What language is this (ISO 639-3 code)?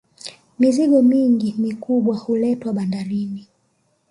swa